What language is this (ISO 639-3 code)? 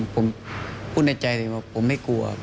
tha